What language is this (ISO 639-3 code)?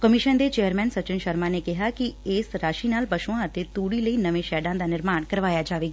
pan